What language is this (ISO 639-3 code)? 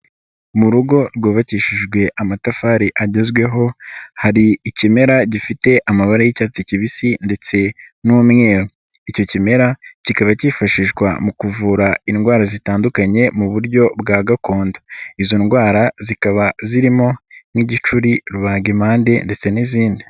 kin